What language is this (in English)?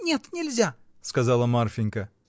Russian